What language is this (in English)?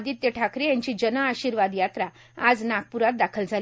Marathi